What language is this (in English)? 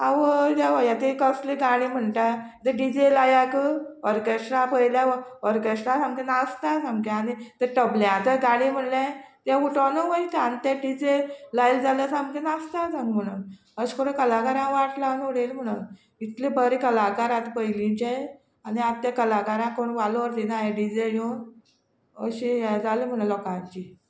Konkani